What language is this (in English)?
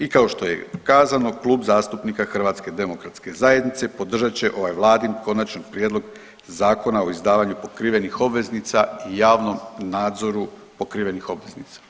Croatian